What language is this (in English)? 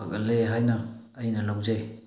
Manipuri